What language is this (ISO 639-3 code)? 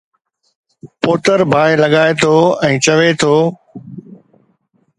snd